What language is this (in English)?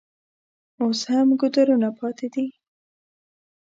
Pashto